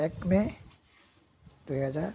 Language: Assamese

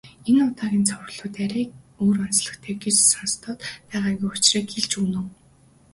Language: Mongolian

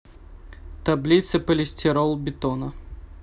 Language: Russian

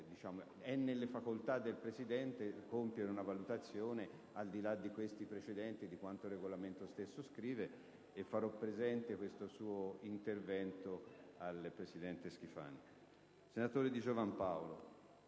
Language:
Italian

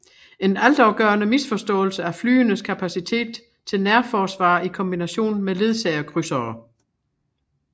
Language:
Danish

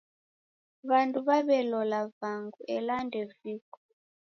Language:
Taita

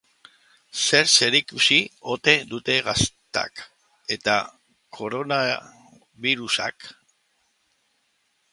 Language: Basque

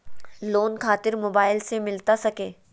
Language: Magahi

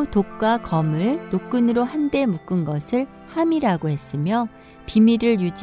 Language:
Korean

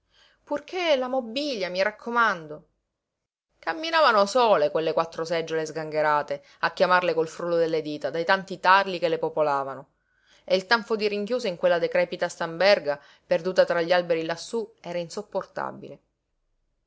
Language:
Italian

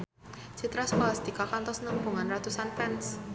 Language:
Sundanese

